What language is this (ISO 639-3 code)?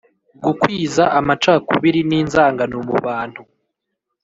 kin